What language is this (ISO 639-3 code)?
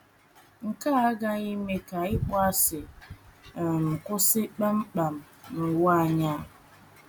ibo